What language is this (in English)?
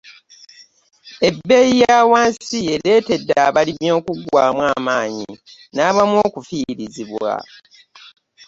Ganda